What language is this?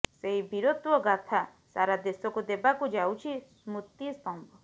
Odia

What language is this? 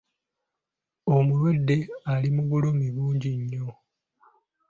Ganda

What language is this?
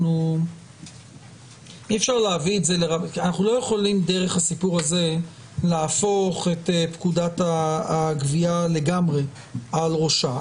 Hebrew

